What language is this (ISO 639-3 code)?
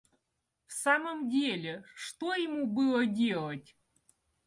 rus